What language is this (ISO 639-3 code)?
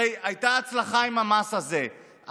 heb